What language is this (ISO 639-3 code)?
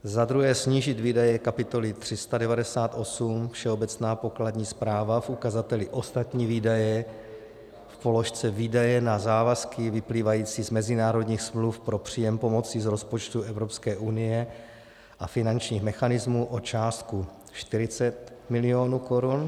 ces